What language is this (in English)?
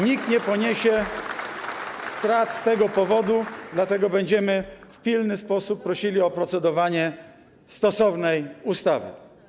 Polish